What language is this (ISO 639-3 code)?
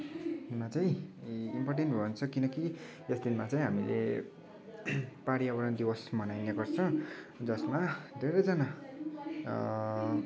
nep